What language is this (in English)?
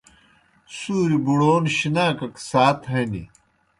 Kohistani Shina